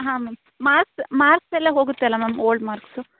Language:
Kannada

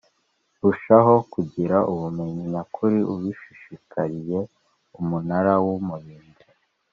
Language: Kinyarwanda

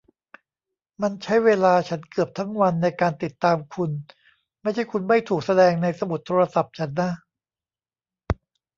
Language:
Thai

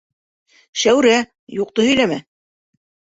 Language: Bashkir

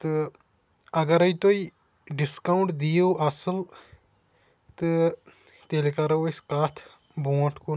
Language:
Kashmiri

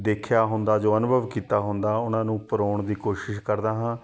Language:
Punjabi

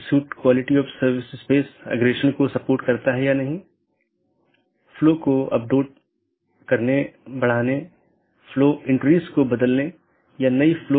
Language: Hindi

